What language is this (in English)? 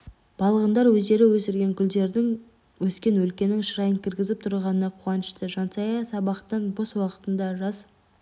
Kazakh